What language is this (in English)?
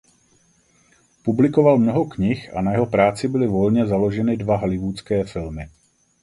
Czech